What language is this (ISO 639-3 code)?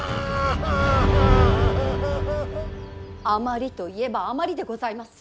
jpn